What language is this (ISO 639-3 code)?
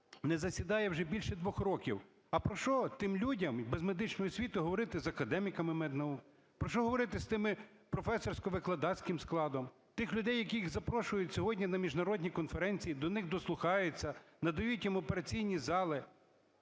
ukr